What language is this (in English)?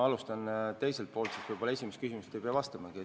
Estonian